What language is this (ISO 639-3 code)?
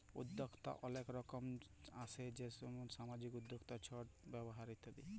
ben